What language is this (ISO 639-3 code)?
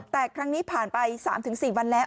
tha